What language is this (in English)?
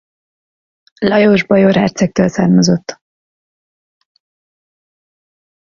Hungarian